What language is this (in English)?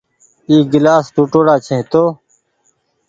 Goaria